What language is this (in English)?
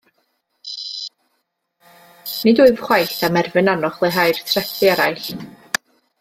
Welsh